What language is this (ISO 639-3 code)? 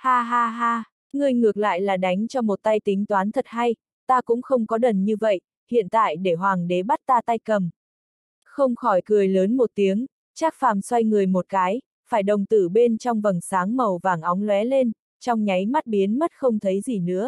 vie